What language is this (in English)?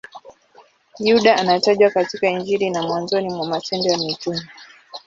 Swahili